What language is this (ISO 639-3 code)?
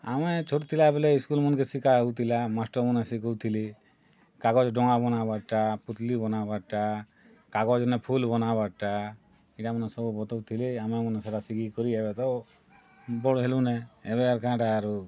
ori